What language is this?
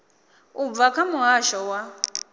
Venda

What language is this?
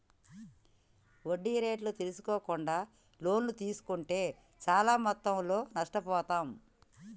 Telugu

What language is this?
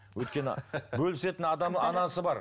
Kazakh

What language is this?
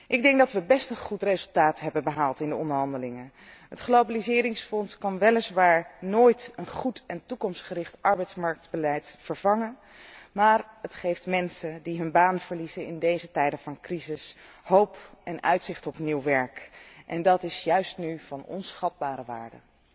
Dutch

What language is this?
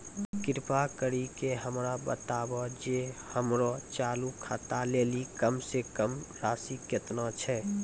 Maithili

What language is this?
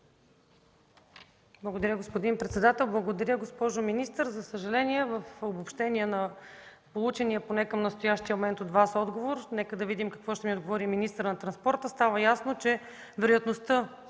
Bulgarian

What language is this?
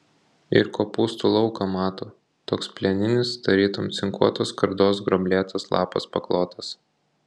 Lithuanian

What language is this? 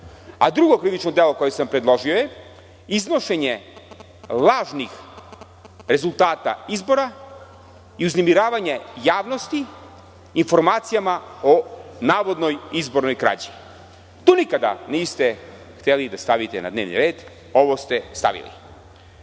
Serbian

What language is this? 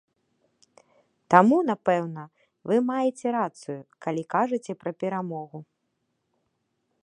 Belarusian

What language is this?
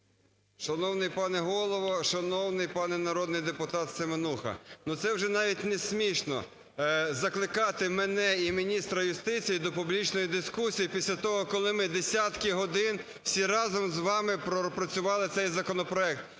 Ukrainian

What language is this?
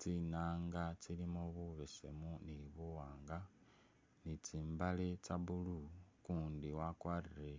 Masaaba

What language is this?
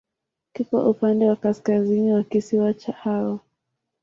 Swahili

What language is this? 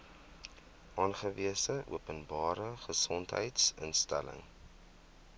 Afrikaans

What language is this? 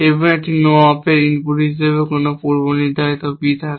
Bangla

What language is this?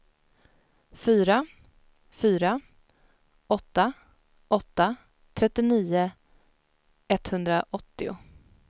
Swedish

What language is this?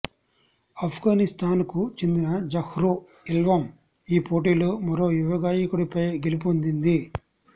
Telugu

